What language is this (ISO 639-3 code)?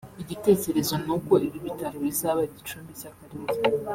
kin